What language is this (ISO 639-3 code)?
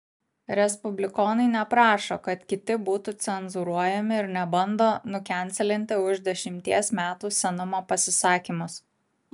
lit